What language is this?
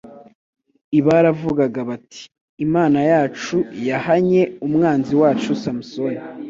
Kinyarwanda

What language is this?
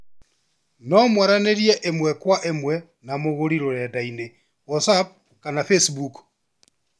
Kikuyu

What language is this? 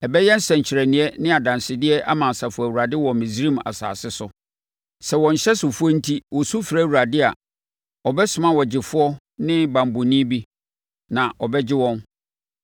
Akan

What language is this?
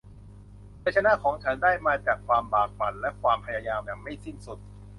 Thai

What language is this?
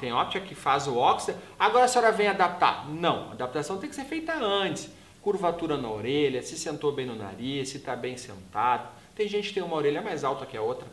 Portuguese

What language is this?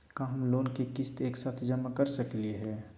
Magahi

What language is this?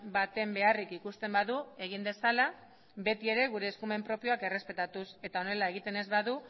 Basque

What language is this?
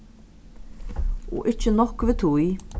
Faroese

